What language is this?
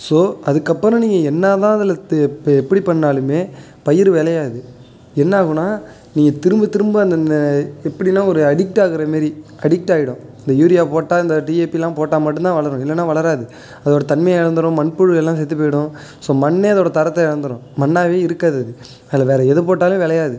Tamil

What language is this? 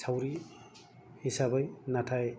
Bodo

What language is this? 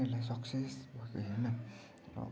Nepali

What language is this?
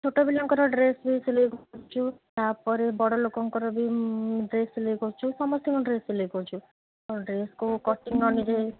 Odia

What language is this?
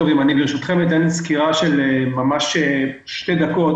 Hebrew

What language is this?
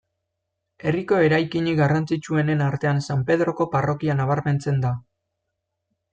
Basque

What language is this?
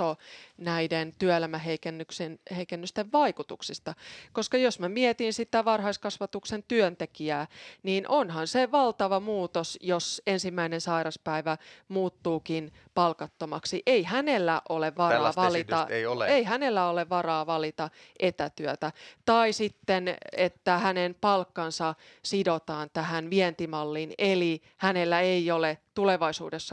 Finnish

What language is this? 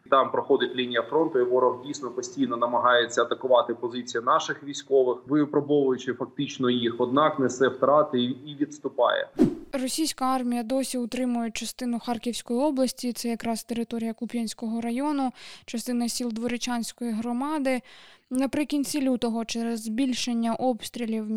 Ukrainian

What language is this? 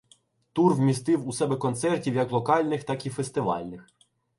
Ukrainian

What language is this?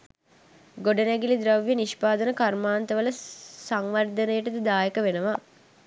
Sinhala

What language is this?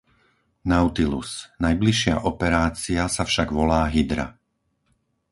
Slovak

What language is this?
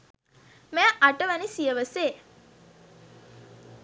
Sinhala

